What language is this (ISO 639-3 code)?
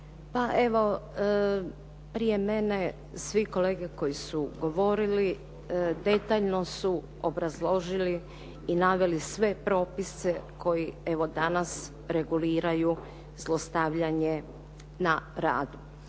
hrv